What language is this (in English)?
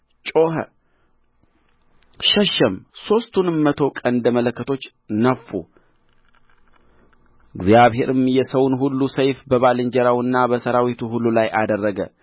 Amharic